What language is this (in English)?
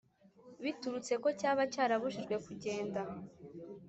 Kinyarwanda